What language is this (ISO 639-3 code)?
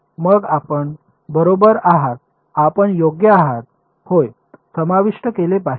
mar